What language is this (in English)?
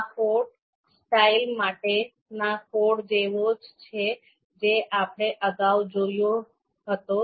Gujarati